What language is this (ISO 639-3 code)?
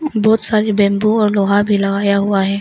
hin